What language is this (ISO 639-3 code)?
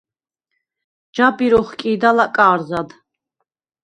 sva